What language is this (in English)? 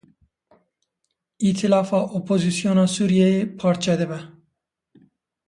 Kurdish